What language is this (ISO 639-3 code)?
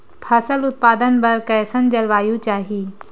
hne